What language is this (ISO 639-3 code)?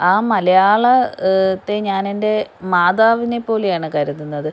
mal